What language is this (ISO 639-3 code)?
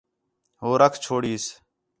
xhe